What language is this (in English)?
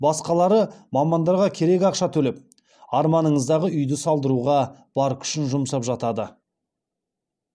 Kazakh